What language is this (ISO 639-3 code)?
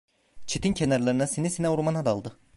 tur